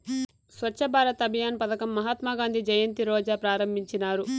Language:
Telugu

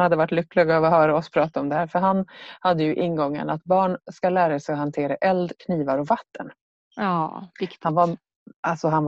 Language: Swedish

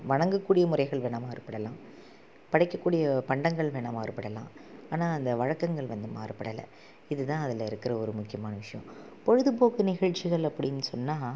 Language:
Tamil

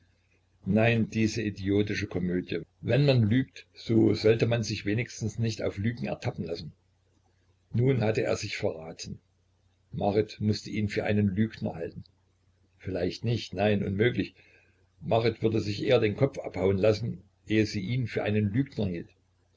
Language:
German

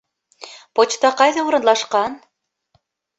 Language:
Bashkir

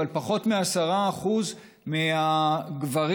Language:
Hebrew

